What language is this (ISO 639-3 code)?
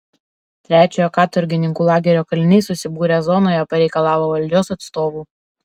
lit